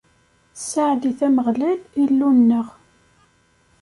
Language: Kabyle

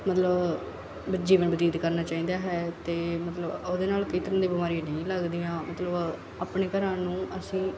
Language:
Punjabi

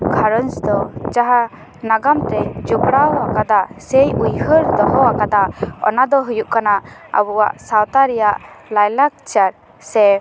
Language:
Santali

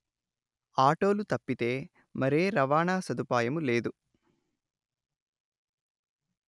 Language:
Telugu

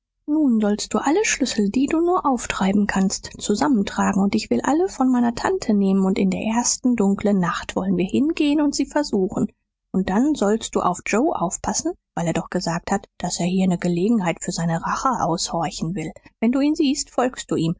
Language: German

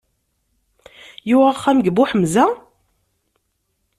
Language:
Kabyle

